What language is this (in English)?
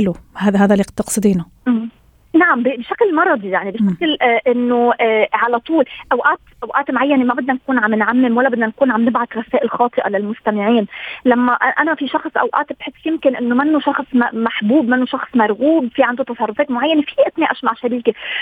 Arabic